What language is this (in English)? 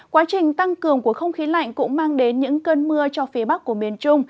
Vietnamese